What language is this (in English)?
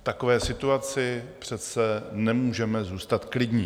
Czech